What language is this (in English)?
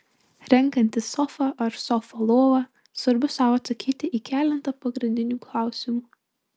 Lithuanian